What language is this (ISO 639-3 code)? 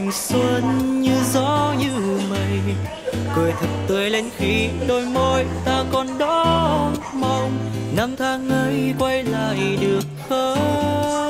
vie